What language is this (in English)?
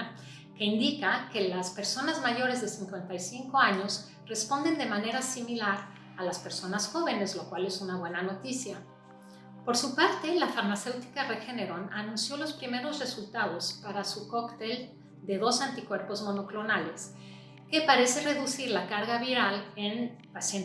Spanish